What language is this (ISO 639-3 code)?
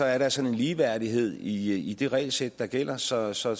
dan